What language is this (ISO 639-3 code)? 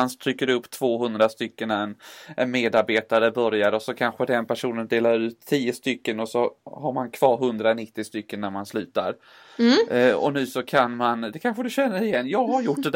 swe